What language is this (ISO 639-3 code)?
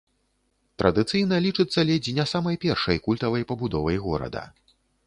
bel